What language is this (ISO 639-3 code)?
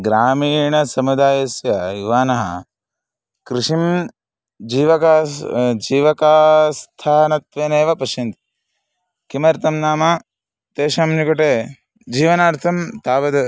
san